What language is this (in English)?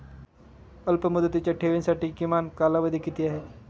Marathi